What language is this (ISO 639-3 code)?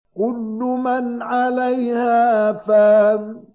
ara